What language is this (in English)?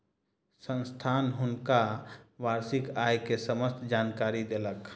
Maithili